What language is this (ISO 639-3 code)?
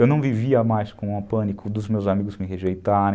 por